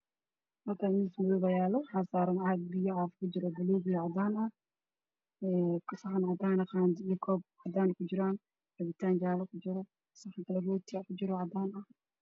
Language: Somali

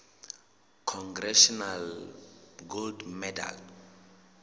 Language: Southern Sotho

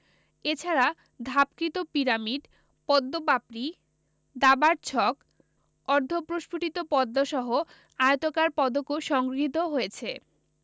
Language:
Bangla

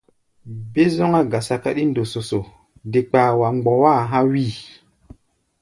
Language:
Gbaya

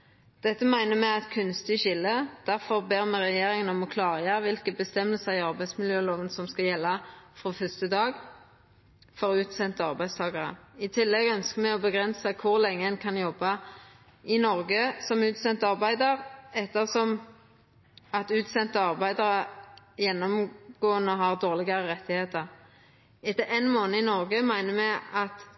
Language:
Norwegian Nynorsk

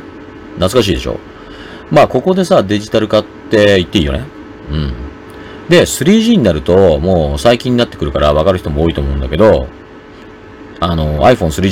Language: Japanese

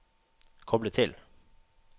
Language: Norwegian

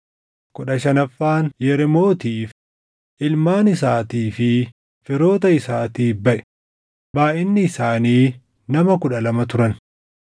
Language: Oromo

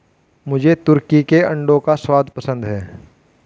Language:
Hindi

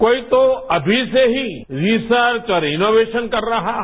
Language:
Hindi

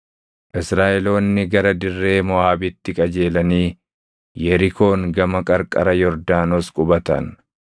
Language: Oromo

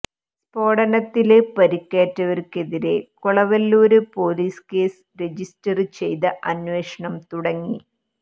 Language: Malayalam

